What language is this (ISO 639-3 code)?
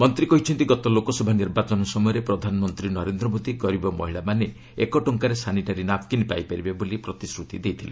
ori